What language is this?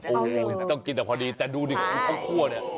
Thai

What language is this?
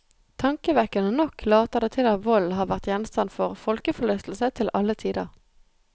Norwegian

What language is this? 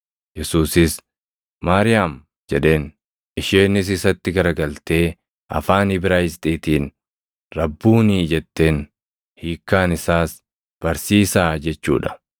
Oromo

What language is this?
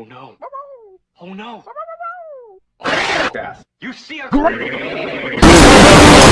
English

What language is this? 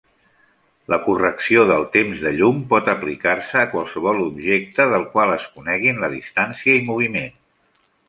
Catalan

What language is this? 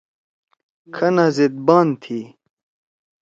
Torwali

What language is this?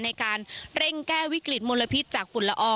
Thai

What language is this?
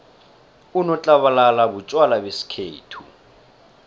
South Ndebele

